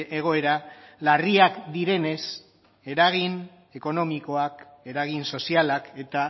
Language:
Basque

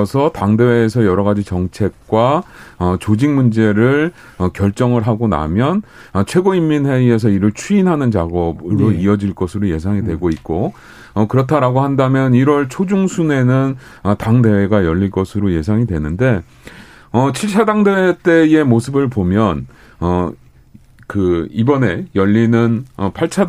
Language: Korean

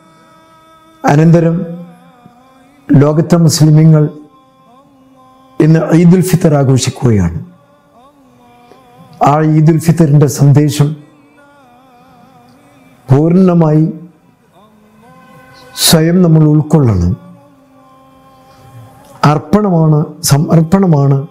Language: Arabic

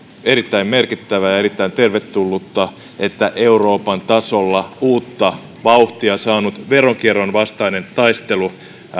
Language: Finnish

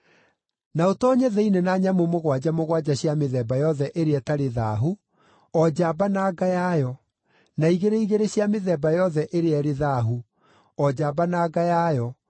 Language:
Kikuyu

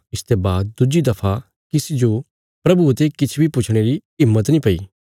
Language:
Bilaspuri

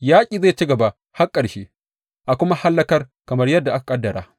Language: Hausa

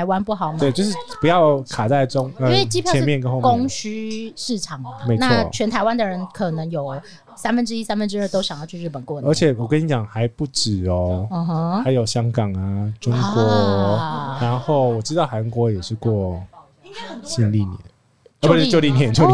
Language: Chinese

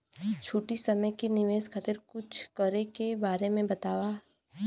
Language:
Bhojpuri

